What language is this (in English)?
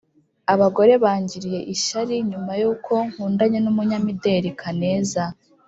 Kinyarwanda